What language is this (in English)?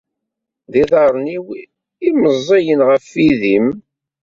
Kabyle